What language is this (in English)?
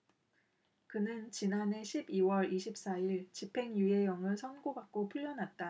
Korean